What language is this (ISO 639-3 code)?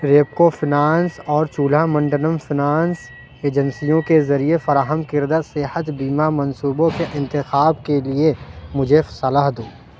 urd